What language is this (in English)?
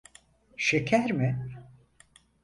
Turkish